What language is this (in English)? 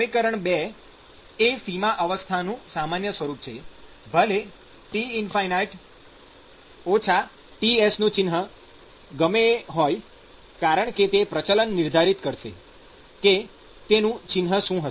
Gujarati